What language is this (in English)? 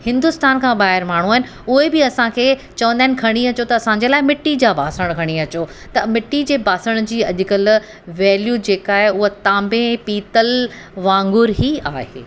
Sindhi